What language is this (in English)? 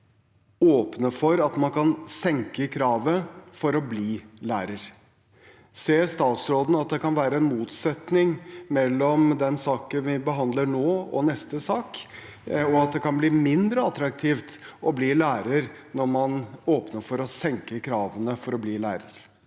Norwegian